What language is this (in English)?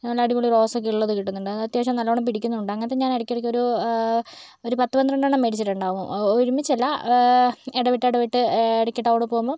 Malayalam